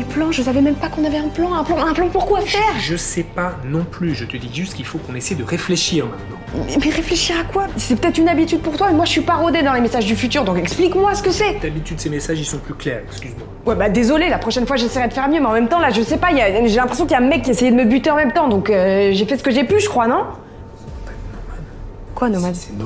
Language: French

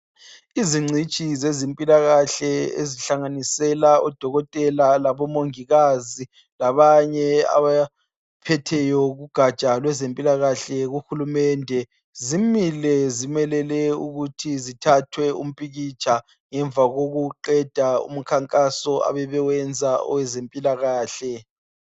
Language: North Ndebele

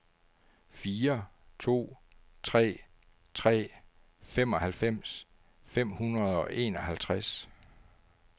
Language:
Danish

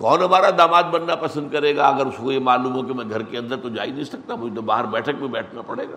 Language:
Urdu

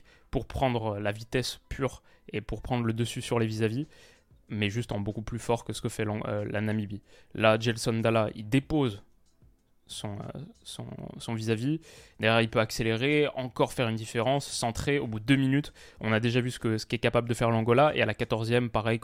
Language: French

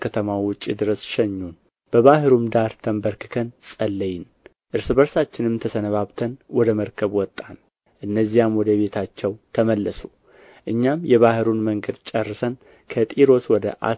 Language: Amharic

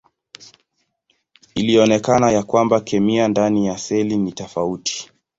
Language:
Swahili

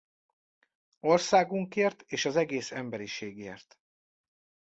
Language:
Hungarian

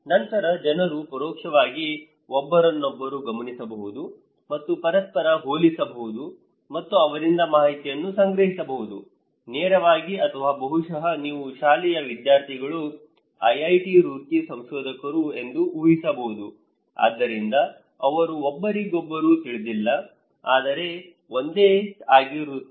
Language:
Kannada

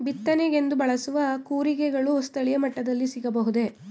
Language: Kannada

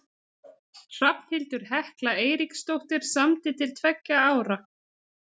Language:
Icelandic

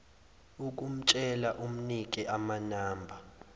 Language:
Zulu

